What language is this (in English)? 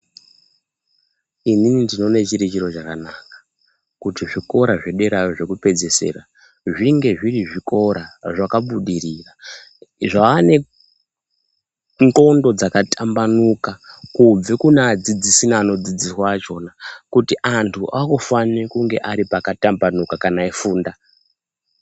Ndau